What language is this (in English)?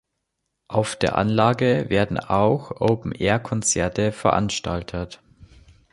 German